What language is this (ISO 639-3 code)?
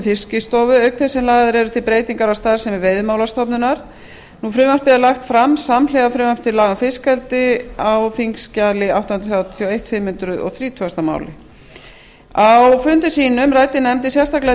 isl